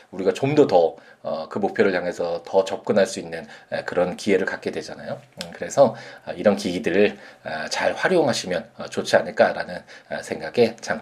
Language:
Korean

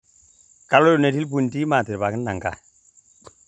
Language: Masai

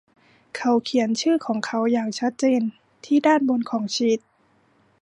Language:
Thai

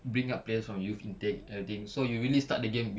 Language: English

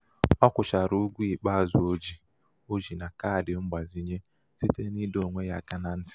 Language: Igbo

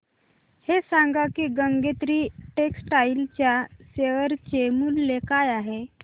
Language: Marathi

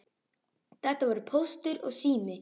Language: Icelandic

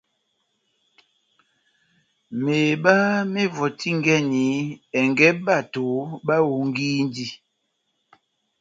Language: Batanga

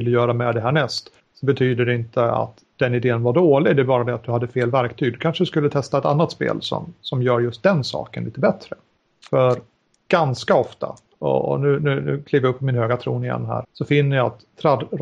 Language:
Swedish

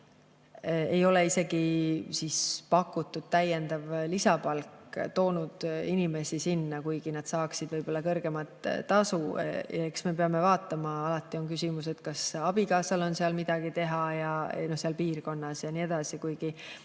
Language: Estonian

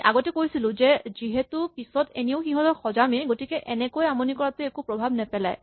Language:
Assamese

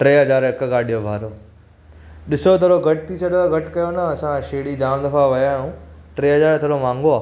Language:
Sindhi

